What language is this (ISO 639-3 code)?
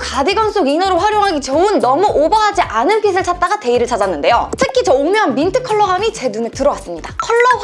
kor